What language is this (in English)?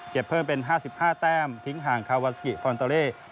Thai